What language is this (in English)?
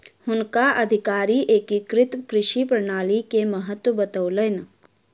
Maithili